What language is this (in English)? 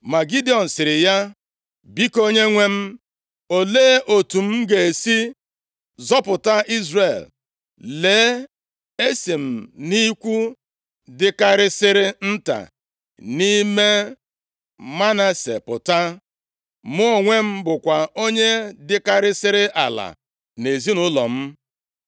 Igbo